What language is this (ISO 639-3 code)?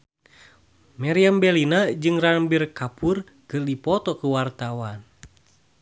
sun